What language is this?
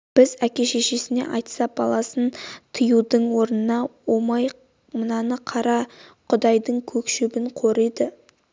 Kazakh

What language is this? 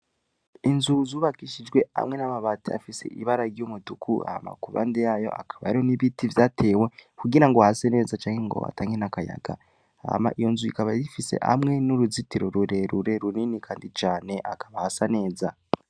Rundi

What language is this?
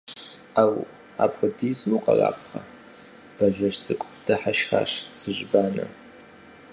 Kabardian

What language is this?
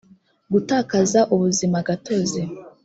Kinyarwanda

